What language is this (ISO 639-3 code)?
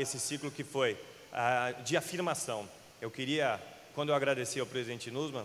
por